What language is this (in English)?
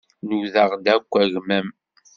Kabyle